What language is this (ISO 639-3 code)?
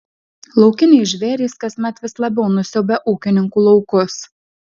lit